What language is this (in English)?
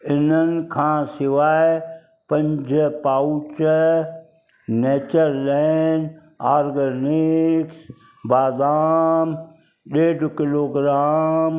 Sindhi